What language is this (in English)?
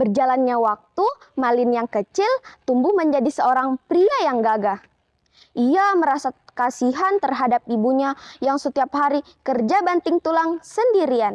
Indonesian